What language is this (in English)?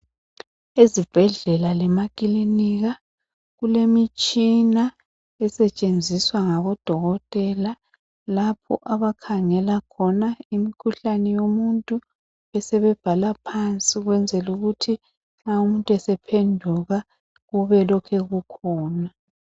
North Ndebele